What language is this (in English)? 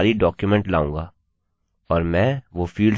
Hindi